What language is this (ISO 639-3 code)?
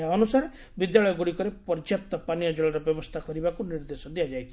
ori